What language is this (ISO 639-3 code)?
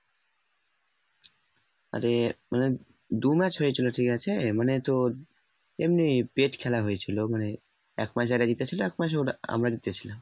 ben